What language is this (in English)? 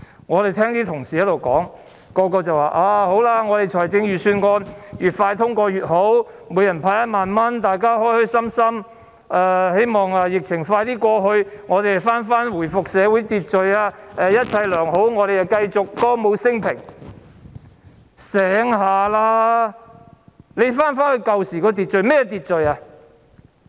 Cantonese